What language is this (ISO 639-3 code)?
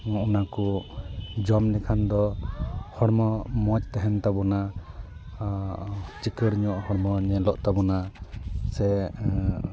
sat